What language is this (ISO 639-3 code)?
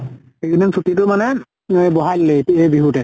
asm